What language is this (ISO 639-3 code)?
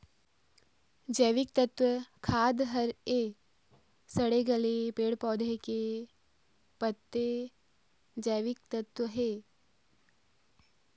hne